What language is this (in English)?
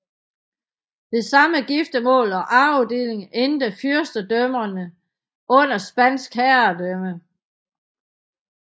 Danish